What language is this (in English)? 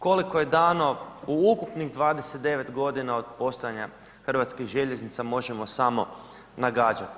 Croatian